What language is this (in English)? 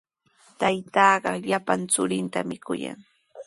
Sihuas Ancash Quechua